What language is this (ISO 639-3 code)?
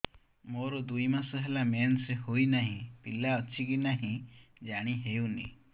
ori